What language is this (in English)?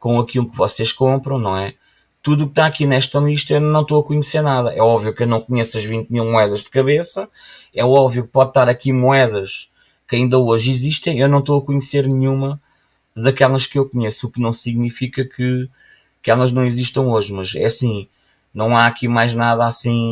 Portuguese